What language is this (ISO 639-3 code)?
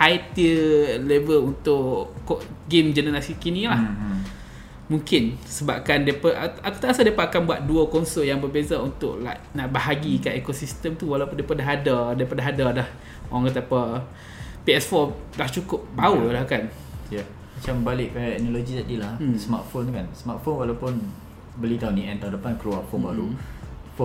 msa